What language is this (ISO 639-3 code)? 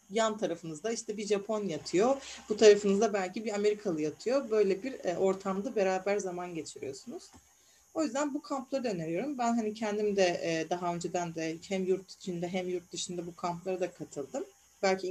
tur